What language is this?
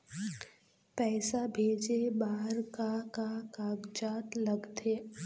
Chhattisgarhi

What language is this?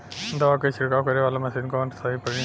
Bhojpuri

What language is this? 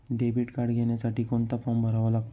Marathi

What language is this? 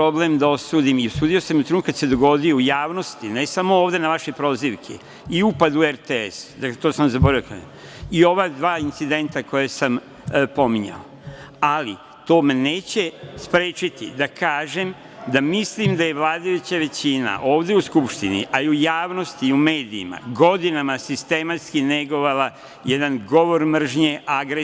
Serbian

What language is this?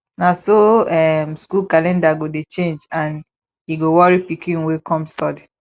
Nigerian Pidgin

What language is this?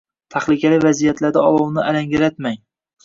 Uzbek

